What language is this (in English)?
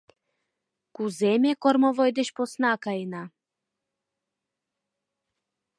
Mari